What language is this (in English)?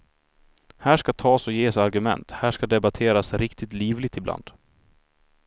Swedish